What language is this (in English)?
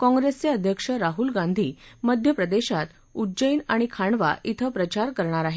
Marathi